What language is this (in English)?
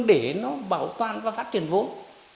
Vietnamese